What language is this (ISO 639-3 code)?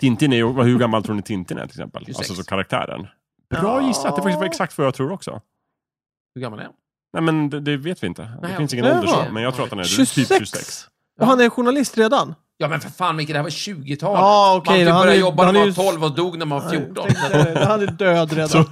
swe